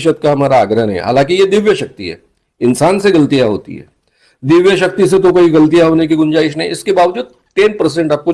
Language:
Hindi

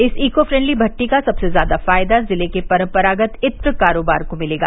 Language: Hindi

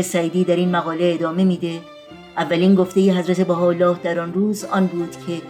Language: Persian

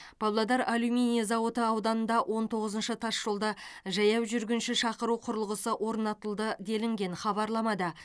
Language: Kazakh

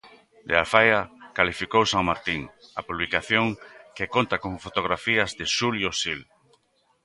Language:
Galician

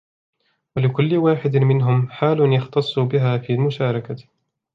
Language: Arabic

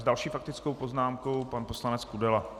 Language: Czech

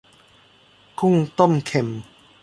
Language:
Thai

